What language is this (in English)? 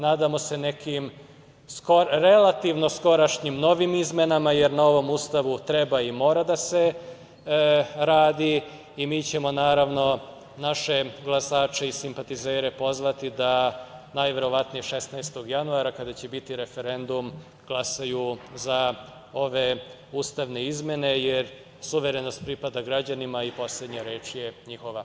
Serbian